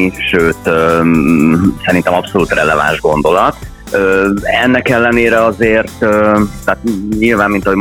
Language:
Hungarian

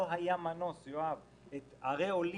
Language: Hebrew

